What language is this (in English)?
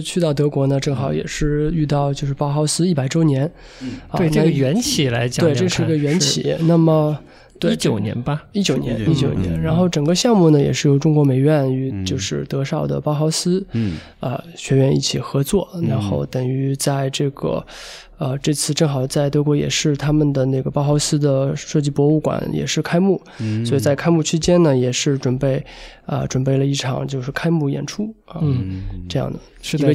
Chinese